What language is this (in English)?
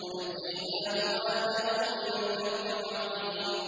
Arabic